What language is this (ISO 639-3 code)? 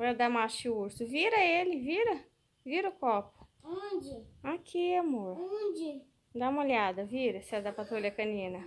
por